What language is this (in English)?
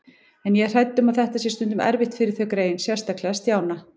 Icelandic